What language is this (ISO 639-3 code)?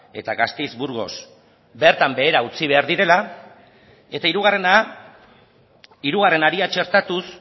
eus